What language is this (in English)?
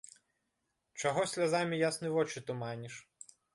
Belarusian